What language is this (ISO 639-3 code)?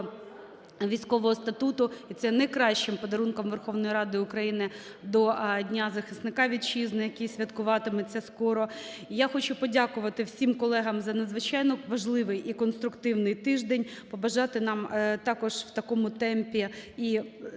ukr